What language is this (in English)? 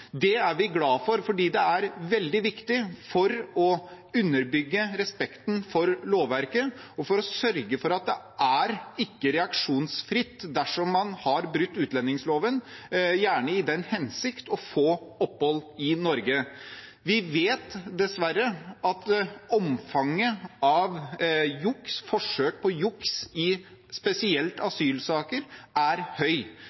Norwegian Bokmål